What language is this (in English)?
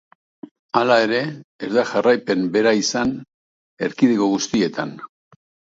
Basque